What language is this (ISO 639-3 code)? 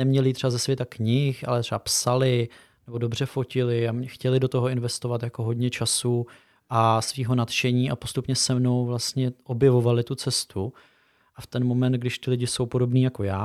ces